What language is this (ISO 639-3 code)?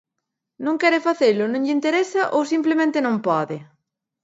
glg